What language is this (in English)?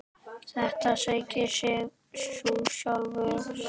Icelandic